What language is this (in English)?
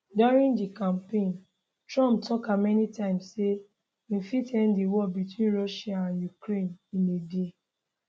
Nigerian Pidgin